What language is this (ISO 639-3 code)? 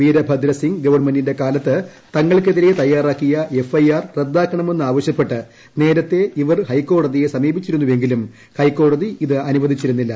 mal